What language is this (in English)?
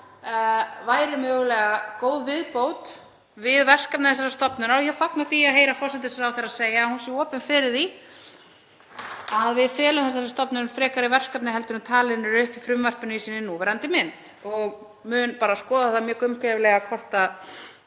Icelandic